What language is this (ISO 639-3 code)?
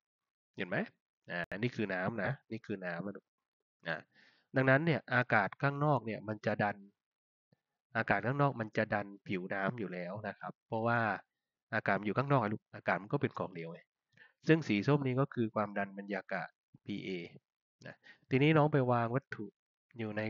tha